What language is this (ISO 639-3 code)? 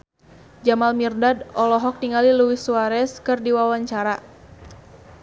sun